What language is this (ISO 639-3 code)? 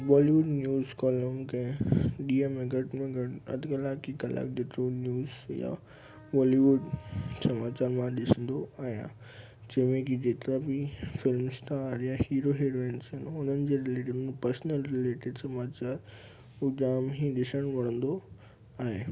snd